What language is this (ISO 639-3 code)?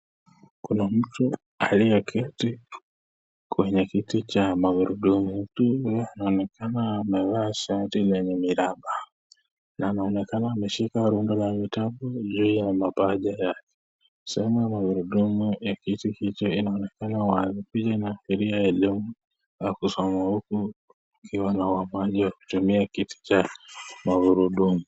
swa